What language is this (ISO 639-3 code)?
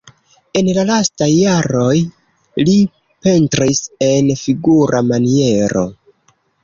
epo